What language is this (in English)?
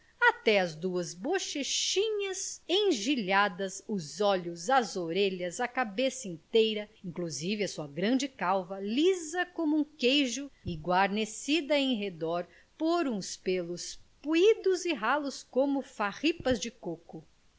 Portuguese